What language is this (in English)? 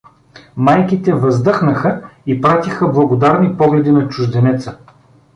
Bulgarian